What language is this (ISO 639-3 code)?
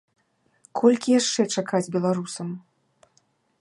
bel